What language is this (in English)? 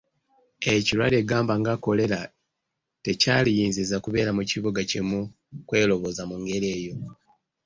Ganda